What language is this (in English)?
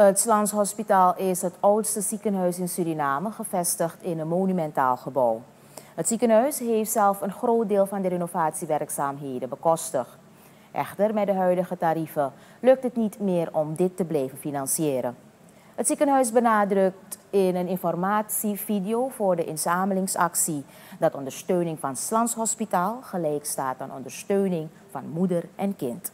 Dutch